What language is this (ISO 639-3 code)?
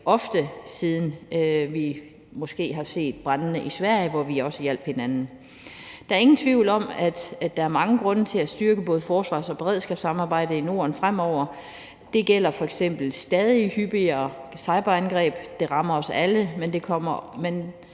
dan